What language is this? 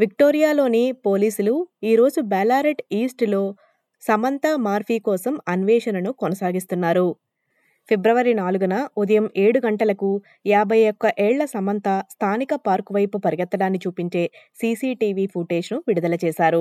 Telugu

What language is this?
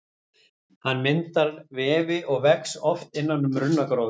Icelandic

